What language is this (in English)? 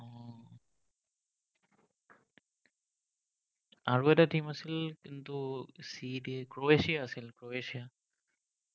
Assamese